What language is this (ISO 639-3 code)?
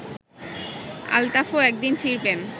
ben